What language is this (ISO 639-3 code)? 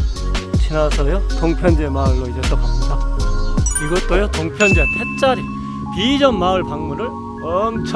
kor